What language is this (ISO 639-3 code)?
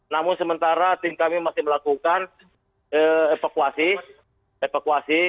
ind